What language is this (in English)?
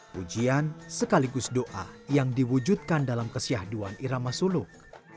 Indonesian